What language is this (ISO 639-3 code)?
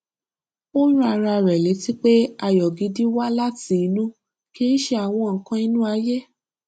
yor